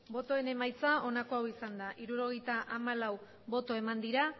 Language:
Basque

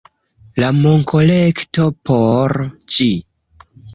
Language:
Esperanto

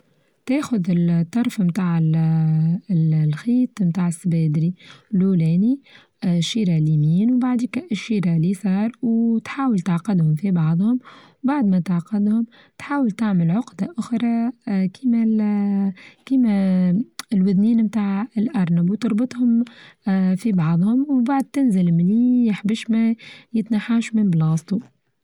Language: Tunisian Arabic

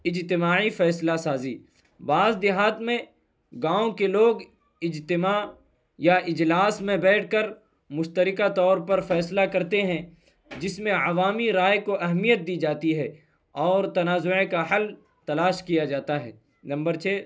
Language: Urdu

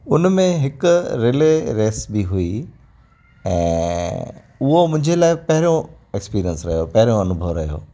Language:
Sindhi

